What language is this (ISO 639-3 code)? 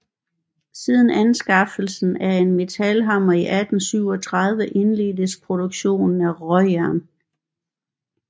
dan